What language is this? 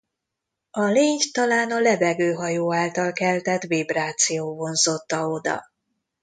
Hungarian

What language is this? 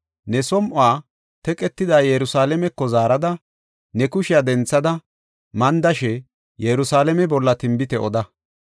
Gofa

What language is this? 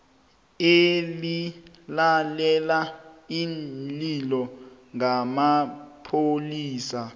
South Ndebele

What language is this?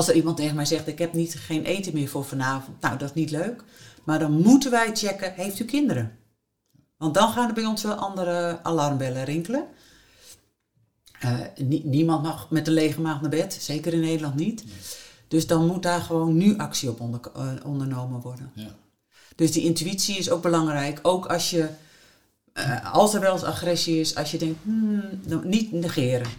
Dutch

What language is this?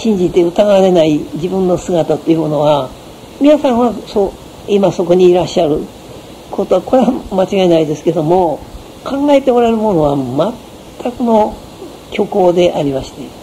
Japanese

